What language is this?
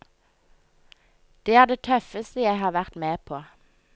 Norwegian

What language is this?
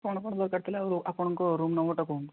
Odia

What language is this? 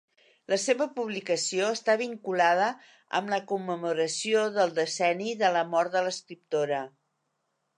Catalan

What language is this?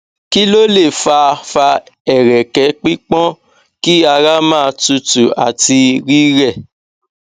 Yoruba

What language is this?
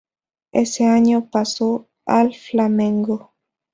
Spanish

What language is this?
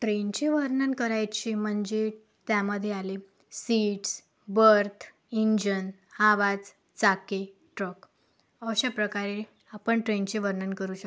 Marathi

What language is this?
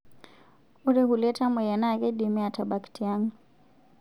Masai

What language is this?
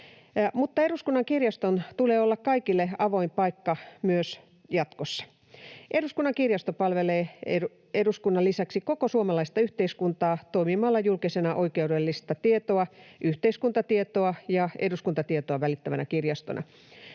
Finnish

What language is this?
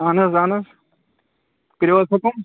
Kashmiri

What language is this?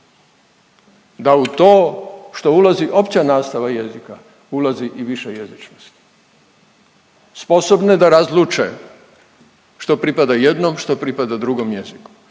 Croatian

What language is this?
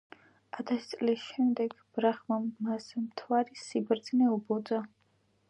Georgian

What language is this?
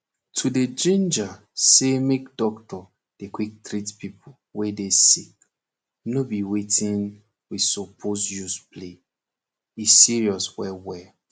Nigerian Pidgin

